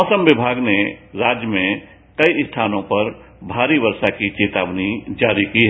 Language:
Hindi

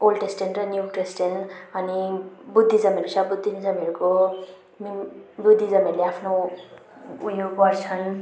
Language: Nepali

